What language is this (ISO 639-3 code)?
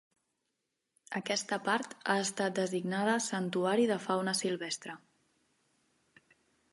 cat